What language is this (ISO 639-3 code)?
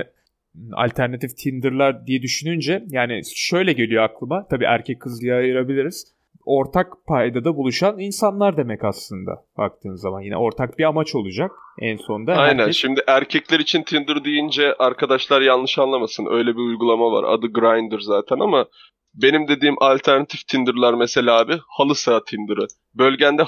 tur